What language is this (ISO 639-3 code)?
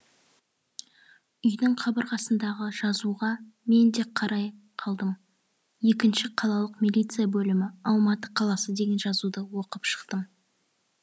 kaz